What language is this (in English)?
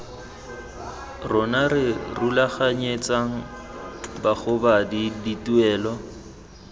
Tswana